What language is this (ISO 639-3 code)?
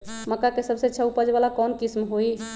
mag